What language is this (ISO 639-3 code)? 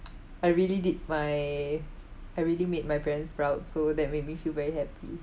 eng